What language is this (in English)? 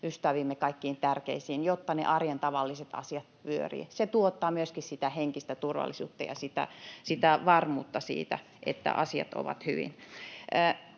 Finnish